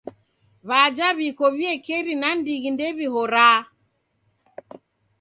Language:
Taita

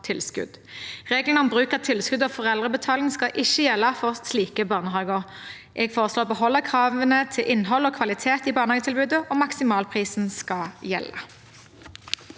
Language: Norwegian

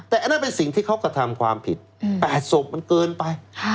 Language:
Thai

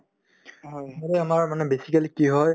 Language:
Assamese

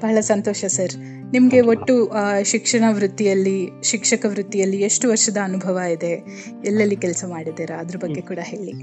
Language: Kannada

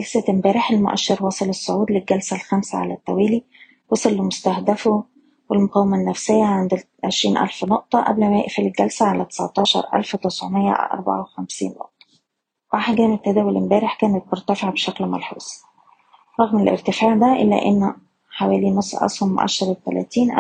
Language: Arabic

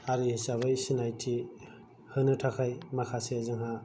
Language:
Bodo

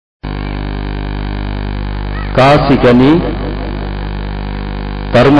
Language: Tamil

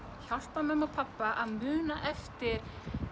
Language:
Icelandic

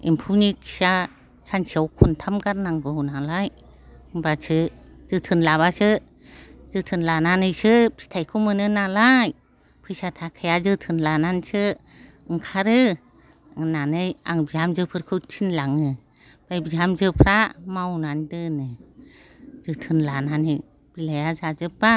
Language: Bodo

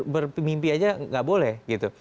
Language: Indonesian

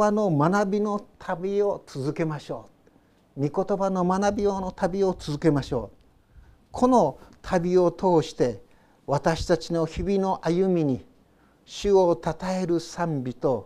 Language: Japanese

